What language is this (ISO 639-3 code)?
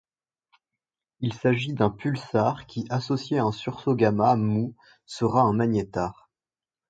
fra